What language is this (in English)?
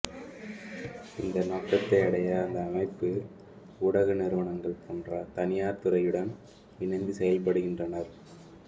Tamil